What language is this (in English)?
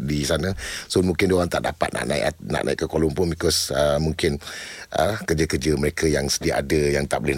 Malay